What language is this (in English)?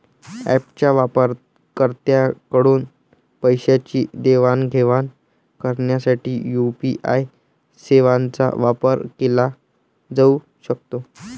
Marathi